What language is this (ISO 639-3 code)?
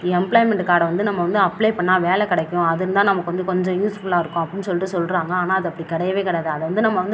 tam